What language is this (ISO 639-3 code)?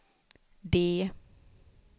swe